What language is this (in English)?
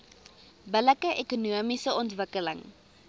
Afrikaans